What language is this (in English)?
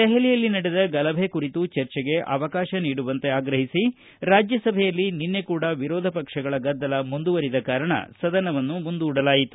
Kannada